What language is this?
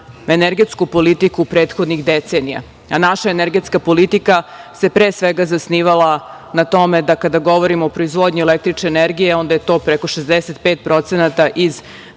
Serbian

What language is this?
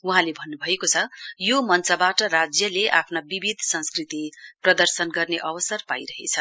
Nepali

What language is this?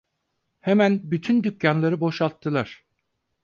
Turkish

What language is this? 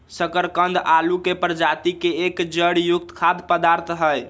Magahi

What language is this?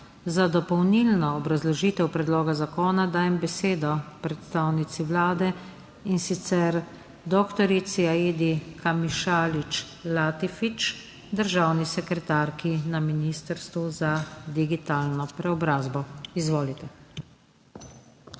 Slovenian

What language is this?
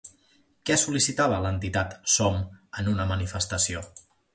Catalan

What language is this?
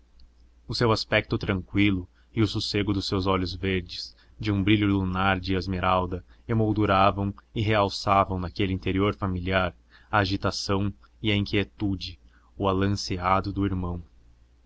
Portuguese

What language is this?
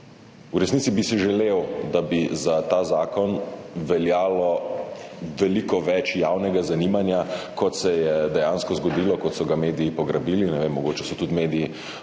Slovenian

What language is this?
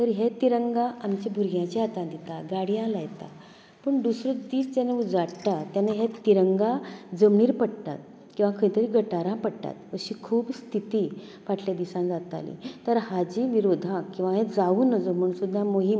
Konkani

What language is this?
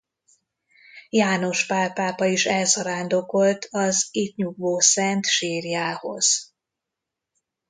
Hungarian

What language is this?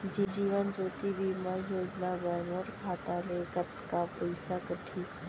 Chhattisgarhi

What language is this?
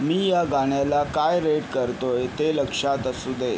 Marathi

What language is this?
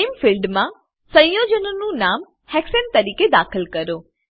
Gujarati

